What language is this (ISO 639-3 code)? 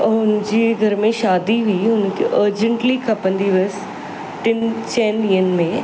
snd